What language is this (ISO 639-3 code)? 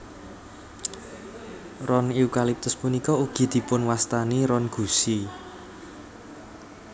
jav